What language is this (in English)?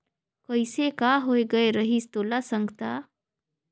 Chhattisgarhi